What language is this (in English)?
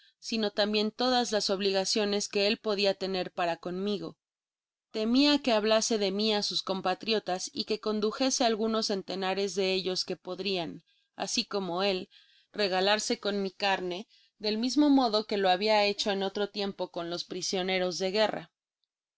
Spanish